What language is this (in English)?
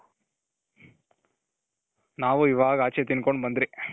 Kannada